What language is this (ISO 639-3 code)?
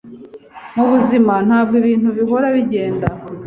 kin